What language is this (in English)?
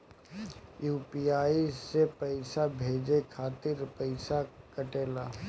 Bhojpuri